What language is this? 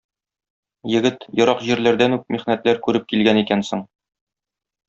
Tatar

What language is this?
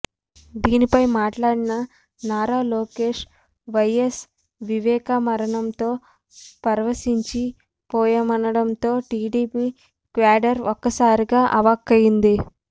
Telugu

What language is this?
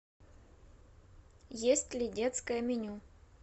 Russian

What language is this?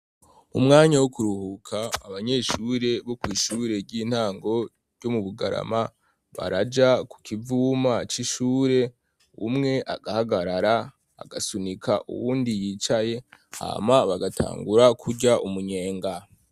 Rundi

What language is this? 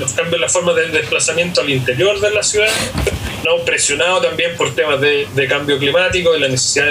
Spanish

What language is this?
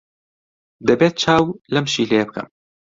Central Kurdish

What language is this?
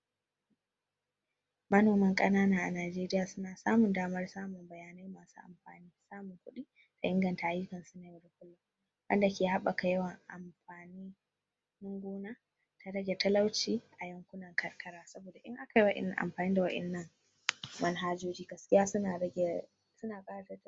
Hausa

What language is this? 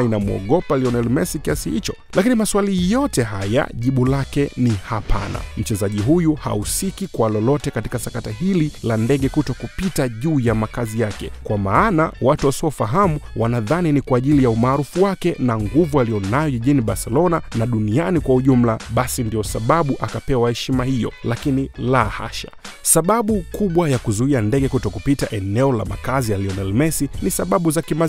Swahili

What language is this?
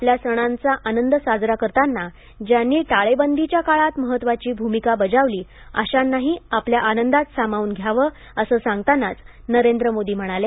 Marathi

